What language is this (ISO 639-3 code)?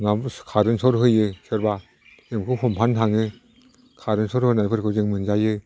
brx